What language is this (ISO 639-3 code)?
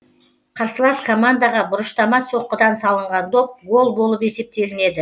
kaz